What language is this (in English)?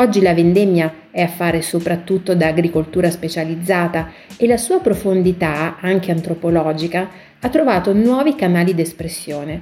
Italian